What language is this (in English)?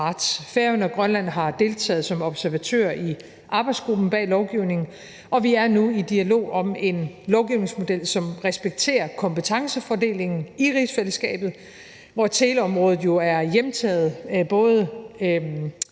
Danish